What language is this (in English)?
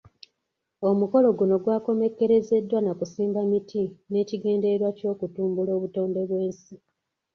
Ganda